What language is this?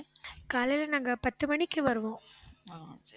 Tamil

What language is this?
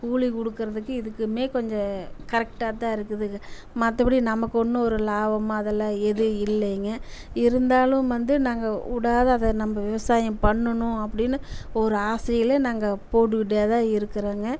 Tamil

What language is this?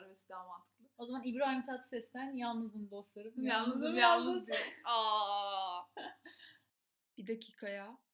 Turkish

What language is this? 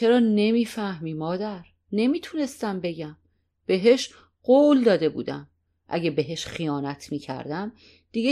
Persian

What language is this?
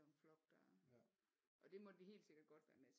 Danish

